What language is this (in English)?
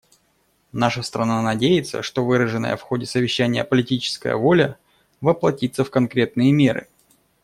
Russian